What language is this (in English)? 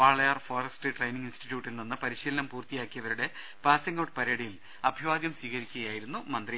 Malayalam